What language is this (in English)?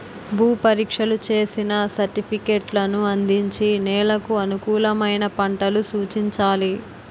Telugu